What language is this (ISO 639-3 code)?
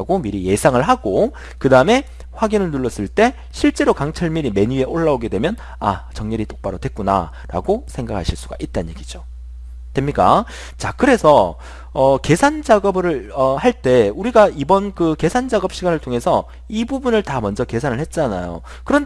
kor